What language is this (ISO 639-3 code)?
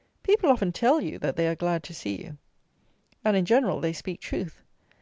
eng